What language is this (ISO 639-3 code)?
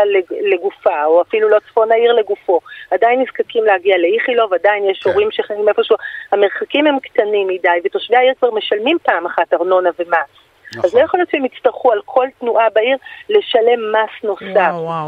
heb